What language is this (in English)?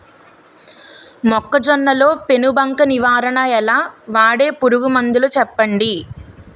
Telugu